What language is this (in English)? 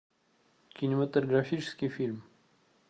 Russian